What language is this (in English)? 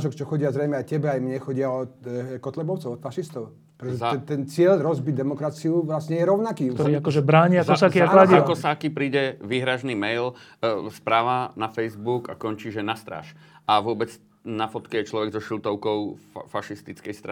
Slovak